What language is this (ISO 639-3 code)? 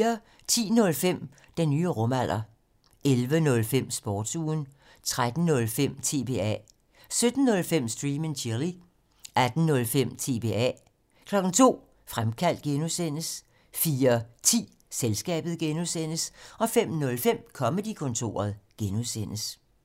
dan